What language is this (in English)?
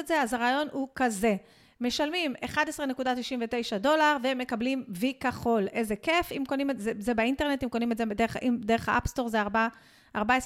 Hebrew